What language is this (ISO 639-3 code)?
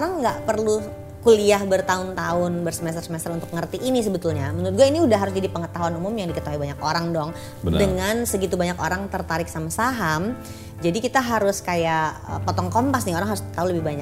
ind